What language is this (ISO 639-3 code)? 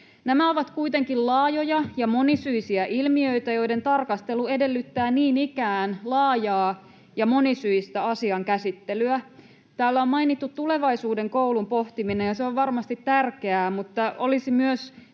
fin